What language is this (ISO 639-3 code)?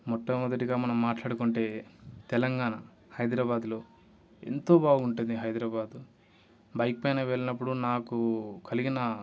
tel